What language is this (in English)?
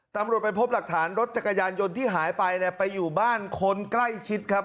Thai